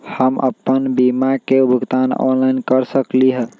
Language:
Magahi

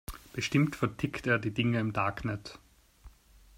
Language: German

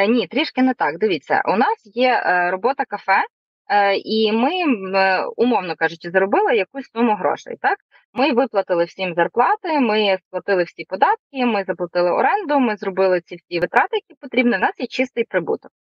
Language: Ukrainian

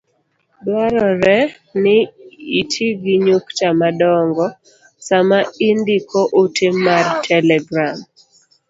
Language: Luo (Kenya and Tanzania)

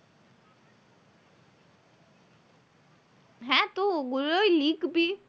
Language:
Bangla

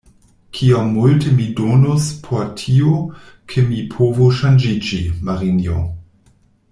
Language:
Esperanto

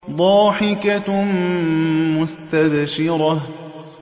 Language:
Arabic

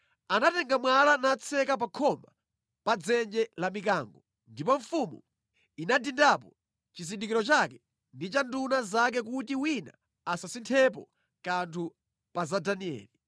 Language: Nyanja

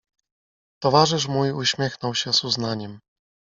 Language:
Polish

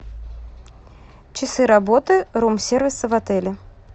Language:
Russian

